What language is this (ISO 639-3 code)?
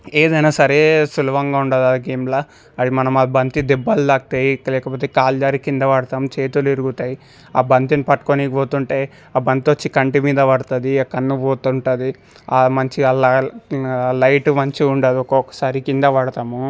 tel